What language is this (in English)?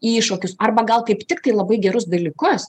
Lithuanian